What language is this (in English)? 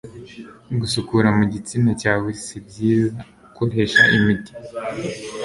Kinyarwanda